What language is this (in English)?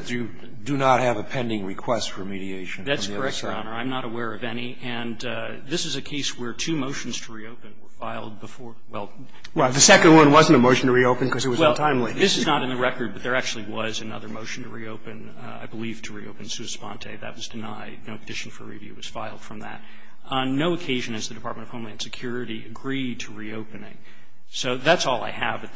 English